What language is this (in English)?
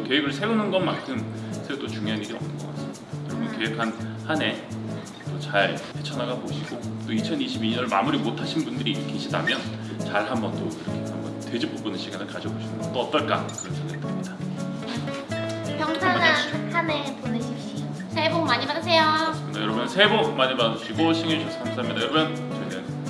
Korean